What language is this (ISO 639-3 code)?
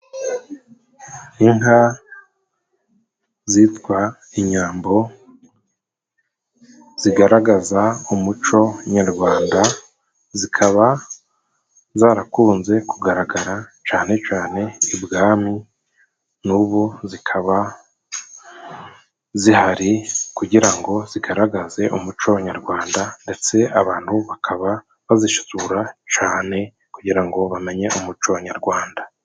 kin